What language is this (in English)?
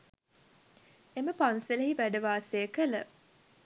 Sinhala